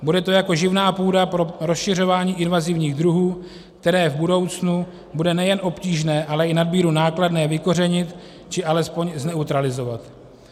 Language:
Czech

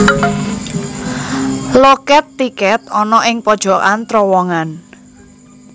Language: Javanese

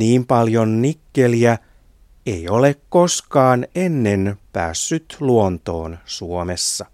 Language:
Finnish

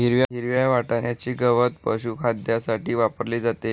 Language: Marathi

